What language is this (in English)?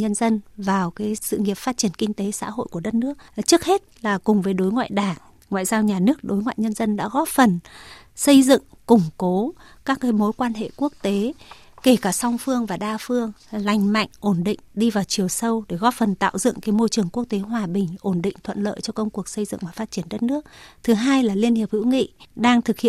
Vietnamese